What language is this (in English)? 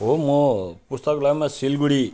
Nepali